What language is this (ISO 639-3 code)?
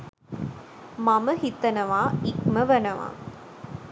sin